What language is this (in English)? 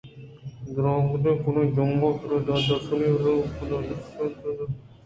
Eastern Balochi